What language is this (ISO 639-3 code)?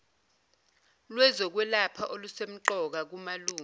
zul